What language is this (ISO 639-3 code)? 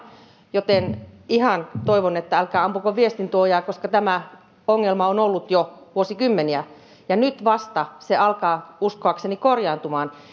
fin